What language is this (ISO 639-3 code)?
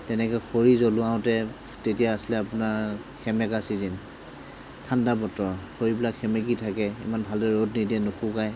asm